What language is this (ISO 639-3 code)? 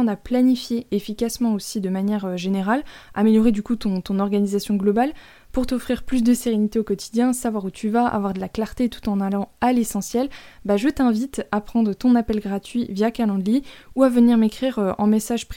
fra